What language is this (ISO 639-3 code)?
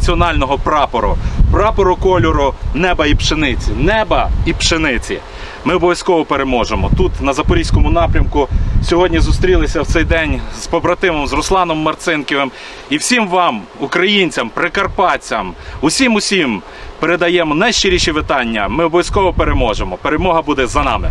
ukr